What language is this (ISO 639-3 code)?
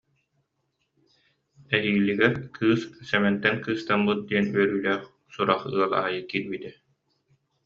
sah